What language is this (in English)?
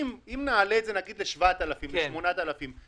Hebrew